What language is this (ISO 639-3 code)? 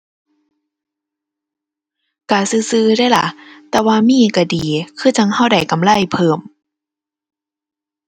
tha